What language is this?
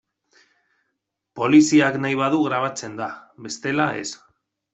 Basque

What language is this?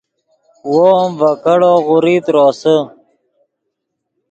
Yidgha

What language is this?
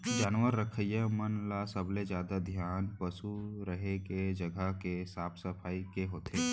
Chhattisgarhi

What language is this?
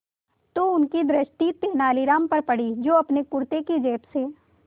Hindi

